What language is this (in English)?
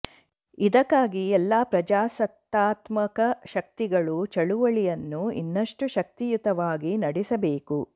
Kannada